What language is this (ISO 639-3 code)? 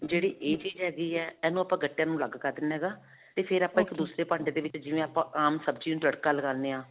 pan